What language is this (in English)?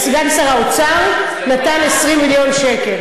Hebrew